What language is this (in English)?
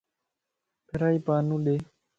Lasi